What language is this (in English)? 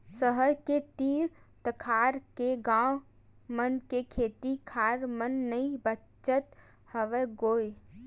Chhattisgarhi